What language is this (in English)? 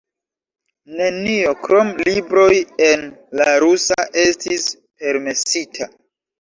Esperanto